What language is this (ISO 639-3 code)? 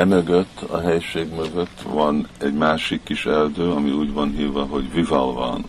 hun